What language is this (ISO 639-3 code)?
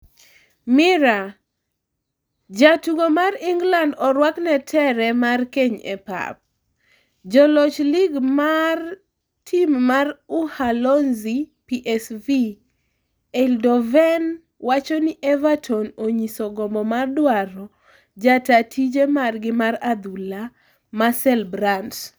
luo